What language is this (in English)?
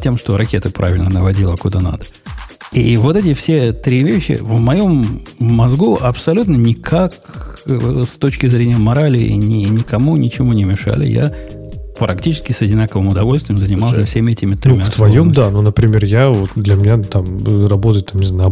Russian